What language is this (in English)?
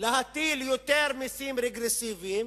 Hebrew